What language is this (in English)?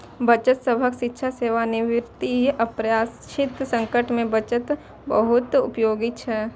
Maithili